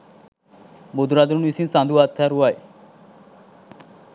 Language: Sinhala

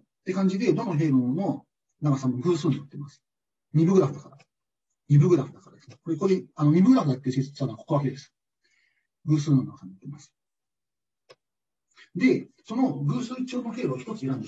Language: Japanese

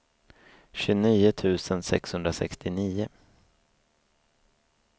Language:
Swedish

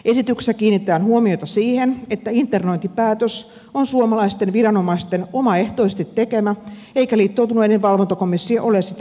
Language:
Finnish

